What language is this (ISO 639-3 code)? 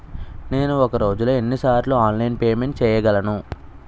tel